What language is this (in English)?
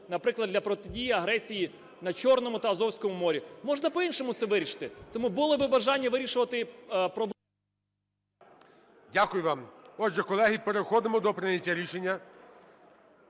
Ukrainian